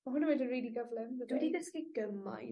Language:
Welsh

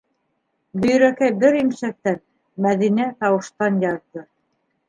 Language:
Bashkir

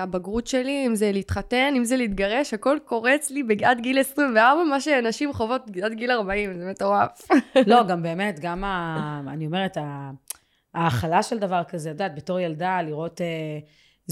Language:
Hebrew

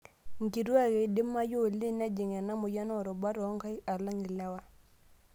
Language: Masai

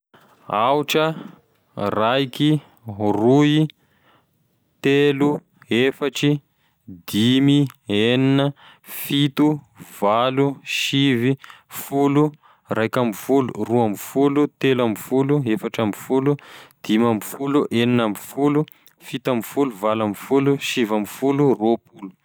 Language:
Tesaka Malagasy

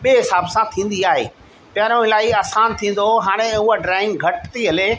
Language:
Sindhi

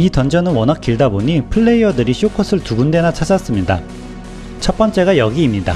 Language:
Korean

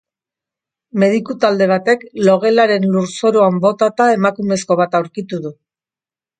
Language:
Basque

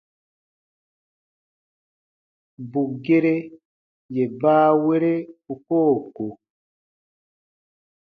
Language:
Baatonum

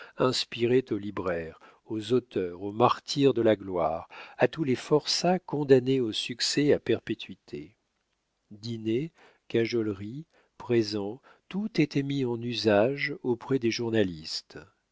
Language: French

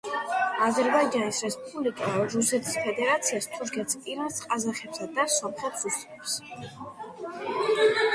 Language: Georgian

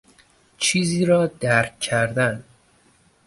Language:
Persian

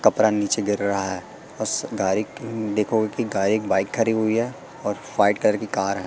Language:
Hindi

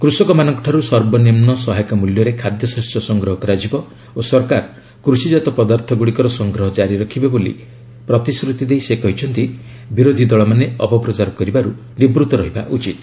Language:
Odia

